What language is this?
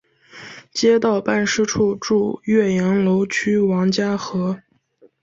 Chinese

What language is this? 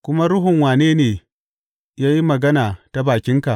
Hausa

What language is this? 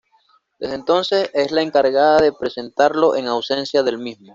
Spanish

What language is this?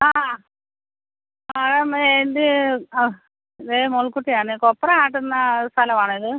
Malayalam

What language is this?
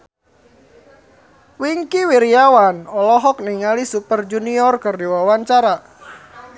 Sundanese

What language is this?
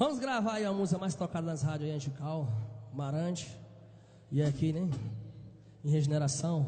Portuguese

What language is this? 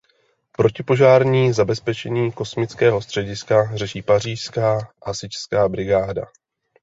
Czech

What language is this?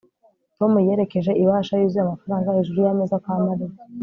Kinyarwanda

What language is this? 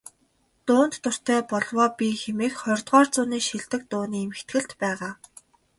Mongolian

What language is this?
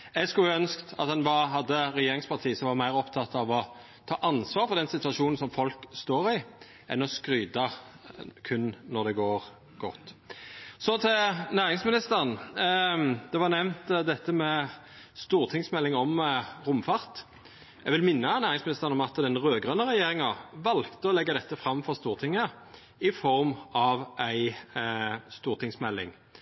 Norwegian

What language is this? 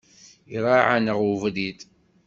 Kabyle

